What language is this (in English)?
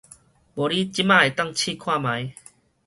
Min Nan Chinese